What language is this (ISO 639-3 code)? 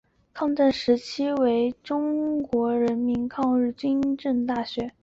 zho